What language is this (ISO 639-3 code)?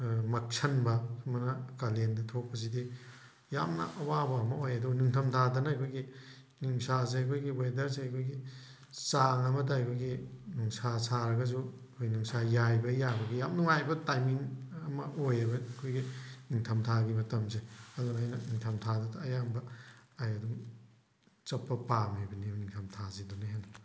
mni